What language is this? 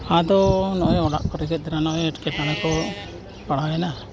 Santali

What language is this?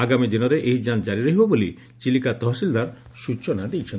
Odia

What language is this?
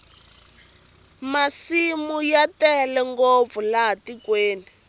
Tsonga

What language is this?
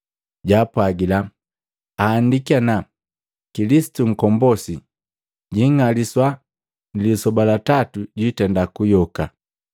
Matengo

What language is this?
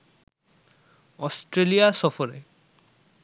Bangla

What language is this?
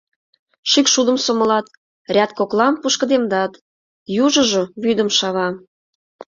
Mari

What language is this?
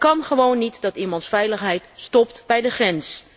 Dutch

